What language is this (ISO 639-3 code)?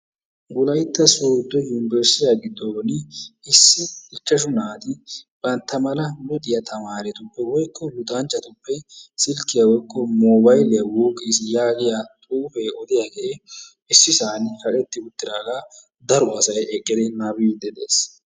wal